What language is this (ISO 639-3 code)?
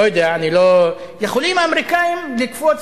heb